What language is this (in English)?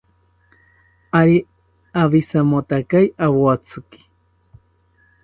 South Ucayali Ashéninka